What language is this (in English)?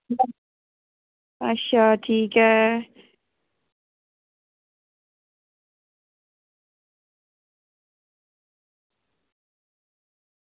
Dogri